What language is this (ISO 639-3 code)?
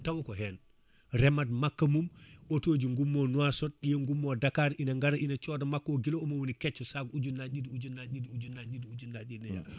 ful